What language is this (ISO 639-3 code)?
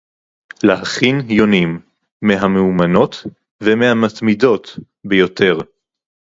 heb